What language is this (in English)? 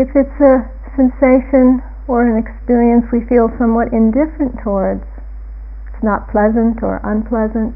English